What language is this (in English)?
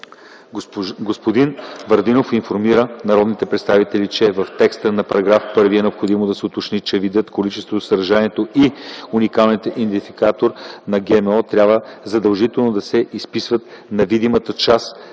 Bulgarian